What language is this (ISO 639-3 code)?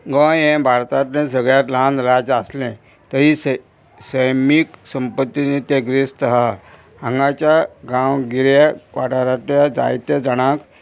kok